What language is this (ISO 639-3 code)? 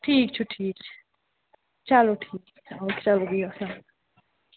kas